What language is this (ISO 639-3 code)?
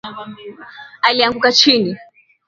swa